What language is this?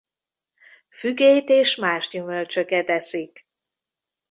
Hungarian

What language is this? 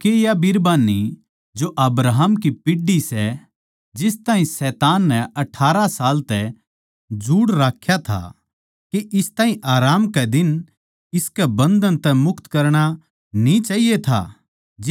Haryanvi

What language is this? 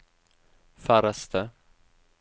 Norwegian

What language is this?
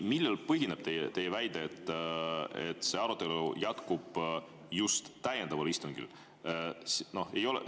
Estonian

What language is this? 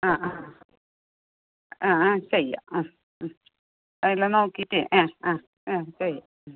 Malayalam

